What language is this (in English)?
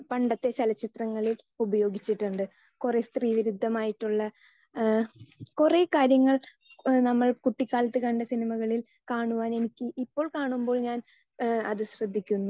Malayalam